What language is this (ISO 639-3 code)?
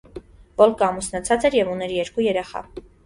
hye